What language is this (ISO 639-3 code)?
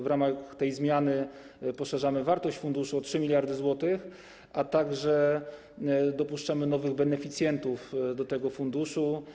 pol